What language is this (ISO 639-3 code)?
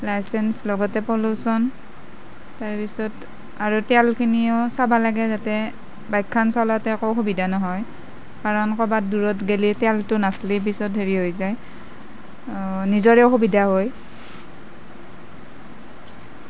asm